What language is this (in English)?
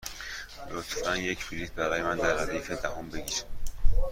Persian